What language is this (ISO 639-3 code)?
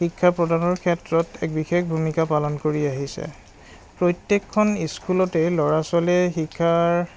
asm